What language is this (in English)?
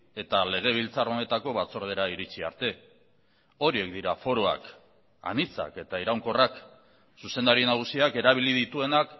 Basque